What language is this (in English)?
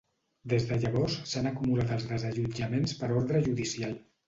Catalan